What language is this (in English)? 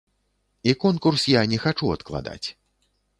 Belarusian